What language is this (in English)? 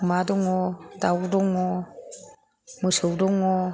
Bodo